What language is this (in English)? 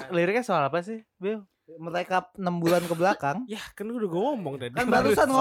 Indonesian